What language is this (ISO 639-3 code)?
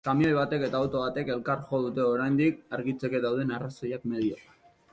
eus